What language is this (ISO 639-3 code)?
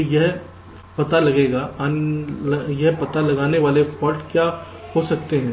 hin